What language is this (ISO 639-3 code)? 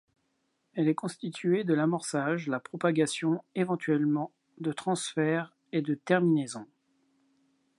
fra